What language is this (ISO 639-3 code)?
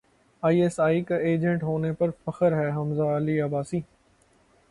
urd